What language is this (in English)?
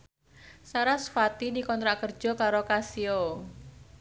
Javanese